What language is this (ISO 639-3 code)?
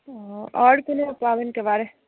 mai